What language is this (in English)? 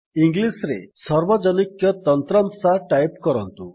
Odia